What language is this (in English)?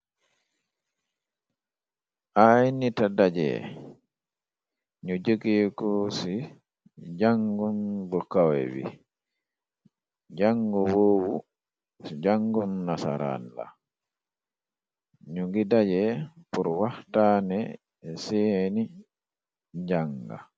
Wolof